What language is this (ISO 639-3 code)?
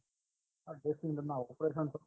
guj